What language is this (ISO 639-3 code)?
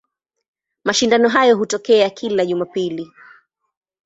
swa